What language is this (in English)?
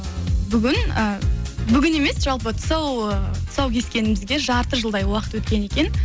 Kazakh